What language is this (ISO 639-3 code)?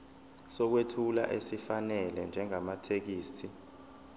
zul